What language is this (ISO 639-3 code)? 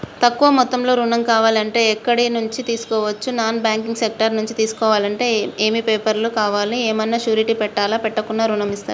tel